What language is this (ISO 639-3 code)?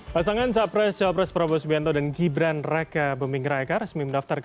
ind